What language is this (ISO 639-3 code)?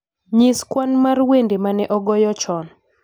luo